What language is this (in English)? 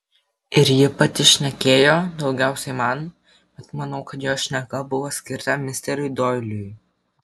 Lithuanian